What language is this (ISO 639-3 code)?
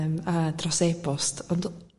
cym